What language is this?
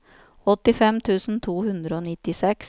Norwegian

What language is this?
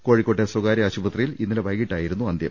Malayalam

